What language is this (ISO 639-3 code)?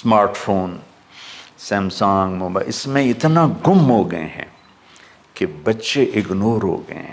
hin